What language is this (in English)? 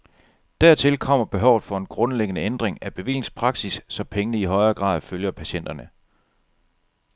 Danish